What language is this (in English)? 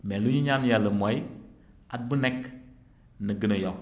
Wolof